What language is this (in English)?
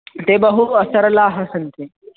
Sanskrit